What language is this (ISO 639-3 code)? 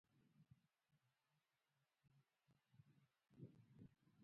pus